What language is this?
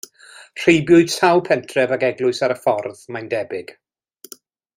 Welsh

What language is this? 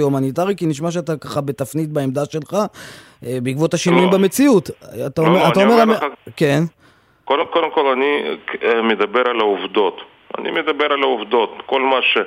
Hebrew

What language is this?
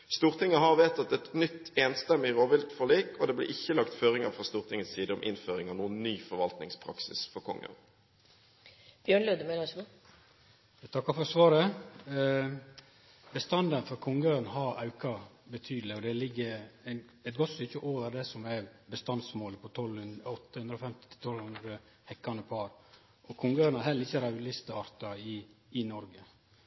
Norwegian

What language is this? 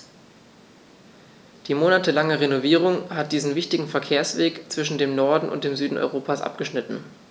German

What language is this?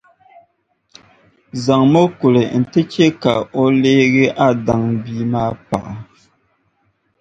Dagbani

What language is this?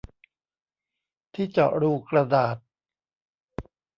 Thai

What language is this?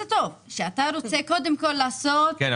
Hebrew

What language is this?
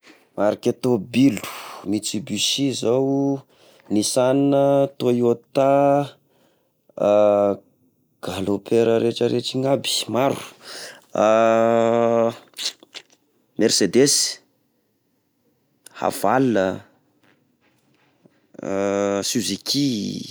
Tesaka Malagasy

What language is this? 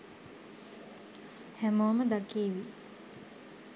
Sinhala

